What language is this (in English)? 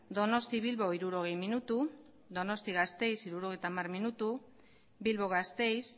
Basque